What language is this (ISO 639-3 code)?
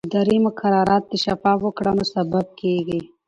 pus